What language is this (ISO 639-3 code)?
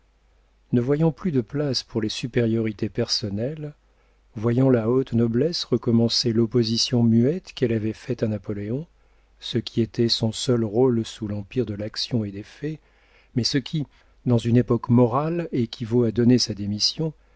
fra